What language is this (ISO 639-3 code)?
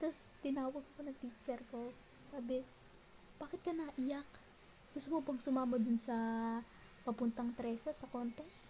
fil